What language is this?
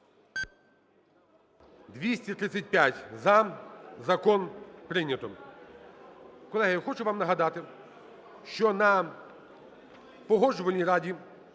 Ukrainian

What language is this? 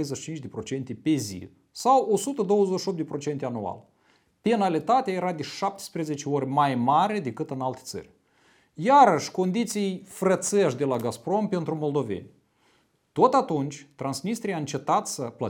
Romanian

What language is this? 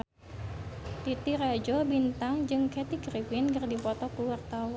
Sundanese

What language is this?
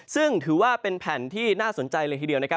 Thai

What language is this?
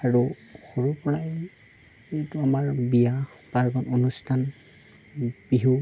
Assamese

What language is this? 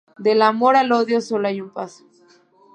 Spanish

